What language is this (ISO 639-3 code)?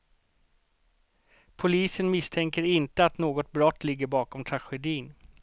swe